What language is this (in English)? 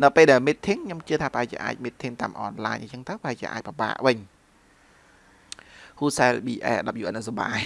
Vietnamese